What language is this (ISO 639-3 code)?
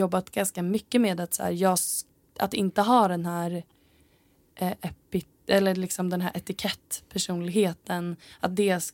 swe